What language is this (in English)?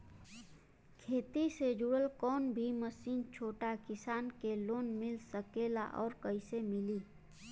Bhojpuri